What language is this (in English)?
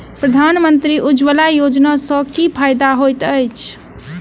Maithili